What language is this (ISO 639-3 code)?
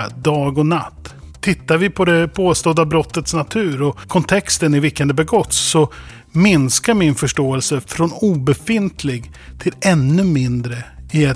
swe